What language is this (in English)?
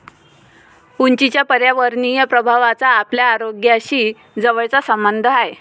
Marathi